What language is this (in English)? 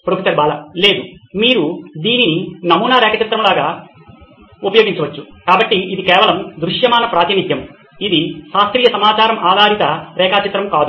Telugu